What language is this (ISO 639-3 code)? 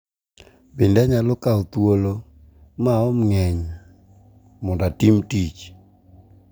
luo